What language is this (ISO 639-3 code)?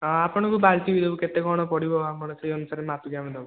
ori